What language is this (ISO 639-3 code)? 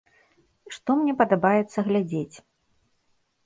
bel